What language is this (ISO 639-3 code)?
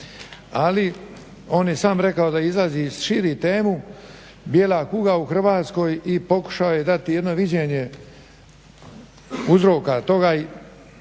hrv